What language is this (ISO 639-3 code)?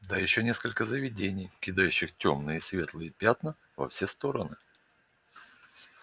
rus